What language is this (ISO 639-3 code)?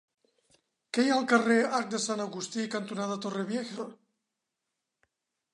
cat